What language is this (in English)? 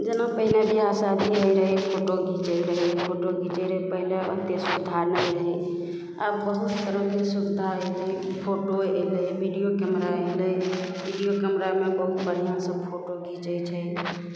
Maithili